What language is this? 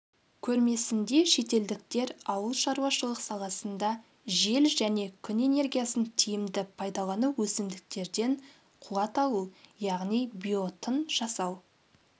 Kazakh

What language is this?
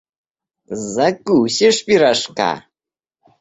Russian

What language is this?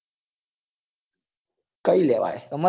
Gujarati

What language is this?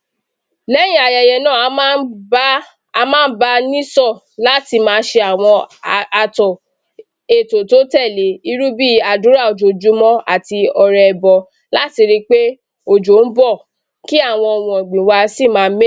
Yoruba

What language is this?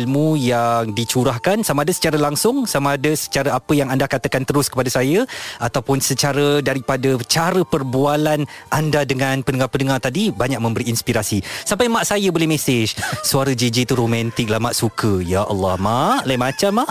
Malay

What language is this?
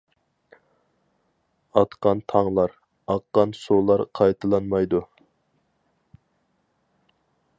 Uyghur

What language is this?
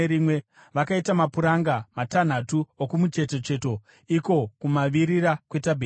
Shona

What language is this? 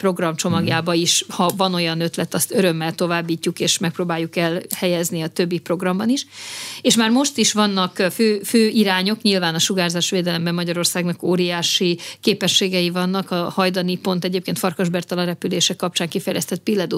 Hungarian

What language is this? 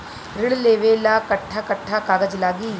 Bhojpuri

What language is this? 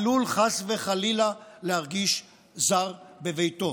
Hebrew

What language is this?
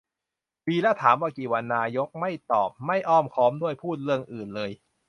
Thai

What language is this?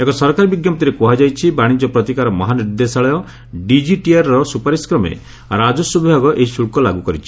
Odia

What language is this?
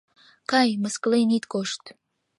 Mari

